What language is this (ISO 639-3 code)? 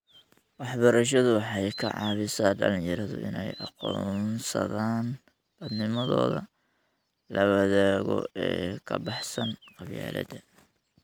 som